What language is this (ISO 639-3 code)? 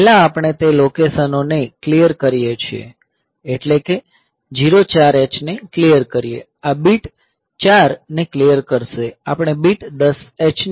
guj